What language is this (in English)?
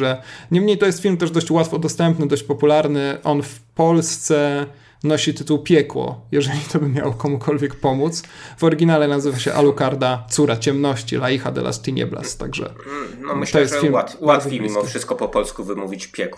Polish